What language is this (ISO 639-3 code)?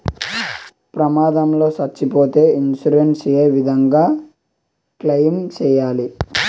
tel